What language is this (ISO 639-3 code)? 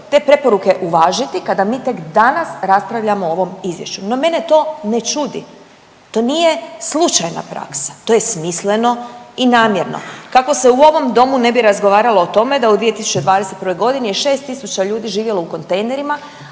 hrv